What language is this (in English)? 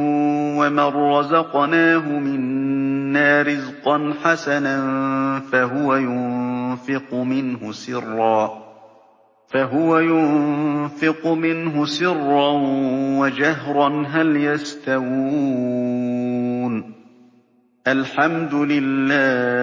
Arabic